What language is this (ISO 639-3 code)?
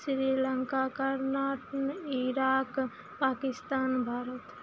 mai